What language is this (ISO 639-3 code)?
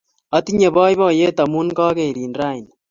kln